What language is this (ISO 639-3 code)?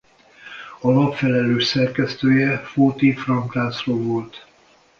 hun